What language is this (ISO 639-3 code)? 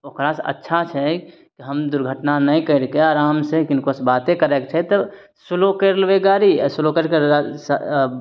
mai